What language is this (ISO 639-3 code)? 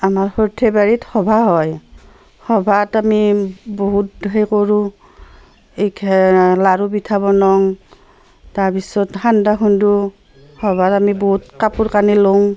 asm